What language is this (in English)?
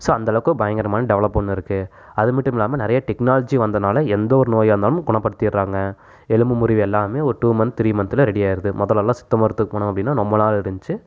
Tamil